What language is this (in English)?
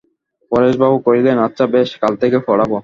Bangla